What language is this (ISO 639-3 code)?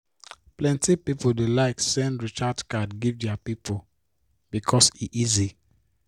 pcm